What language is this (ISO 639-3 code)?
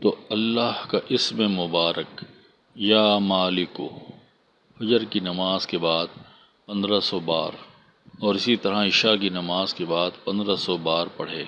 urd